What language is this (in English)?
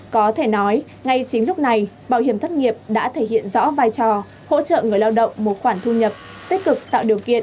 Vietnamese